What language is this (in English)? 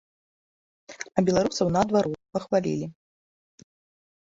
Belarusian